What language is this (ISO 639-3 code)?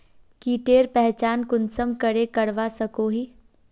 mag